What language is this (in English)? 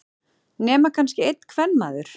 Icelandic